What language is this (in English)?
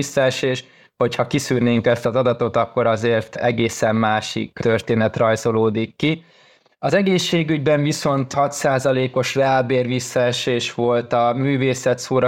Hungarian